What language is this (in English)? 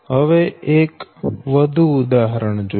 Gujarati